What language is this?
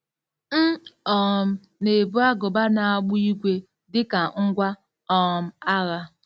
Igbo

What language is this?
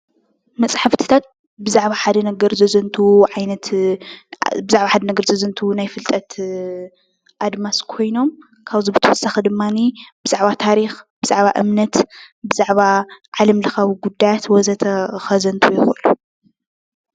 Tigrinya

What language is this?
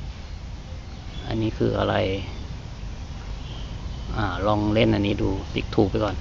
Thai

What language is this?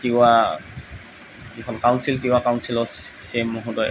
Assamese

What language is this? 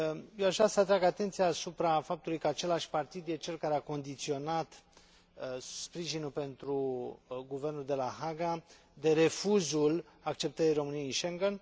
Romanian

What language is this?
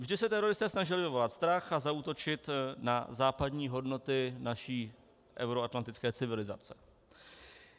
Czech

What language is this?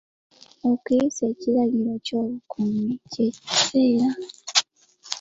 Ganda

